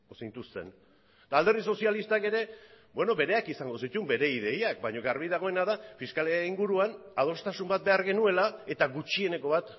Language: Basque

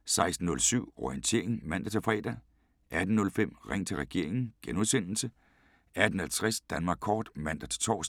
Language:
Danish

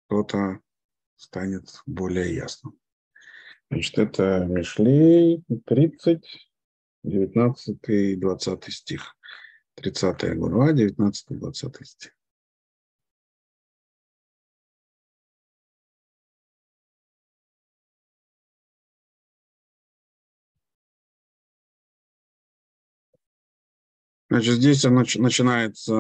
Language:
Russian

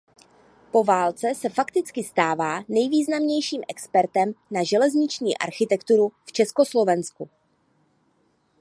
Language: Czech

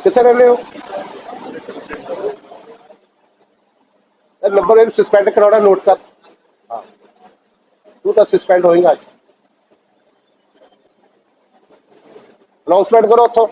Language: Punjabi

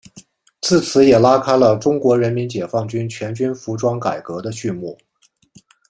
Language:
Chinese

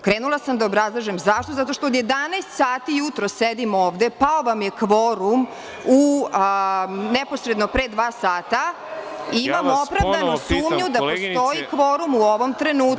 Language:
Serbian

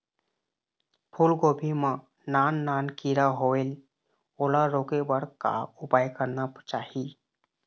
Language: Chhattisgarhi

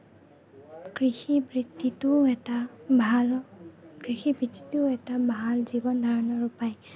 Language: Assamese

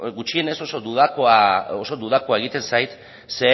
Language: Basque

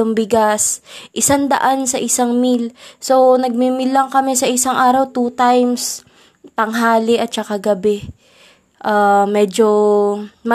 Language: Filipino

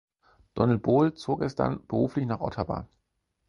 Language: German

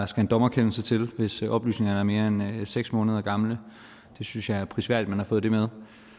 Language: Danish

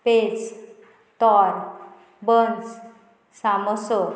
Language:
Konkani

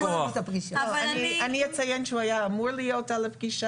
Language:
Hebrew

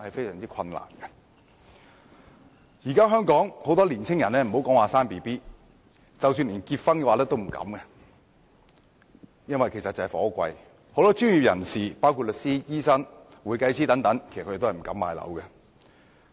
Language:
Cantonese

